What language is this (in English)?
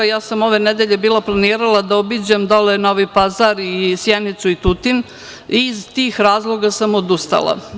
Serbian